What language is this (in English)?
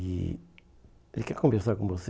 Portuguese